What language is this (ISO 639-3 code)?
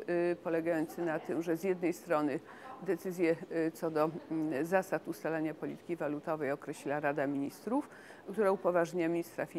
pol